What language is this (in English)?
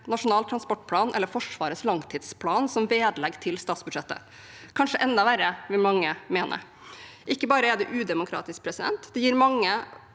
Norwegian